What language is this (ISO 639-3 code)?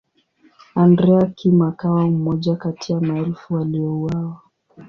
swa